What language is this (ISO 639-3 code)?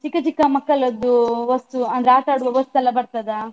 kan